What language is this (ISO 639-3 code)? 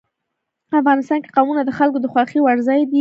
pus